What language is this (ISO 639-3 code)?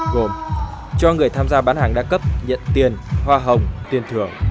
vie